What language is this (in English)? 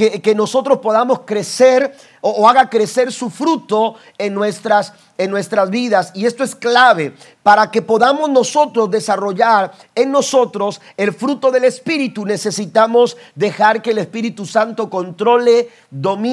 Spanish